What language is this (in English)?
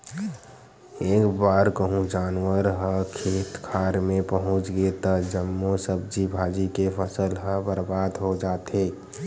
Chhattisgarhi